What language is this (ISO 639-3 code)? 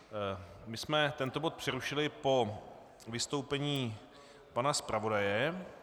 ces